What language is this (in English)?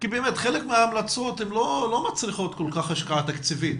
Hebrew